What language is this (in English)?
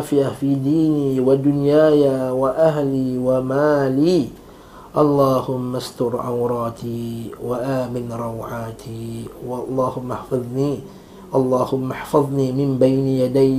Malay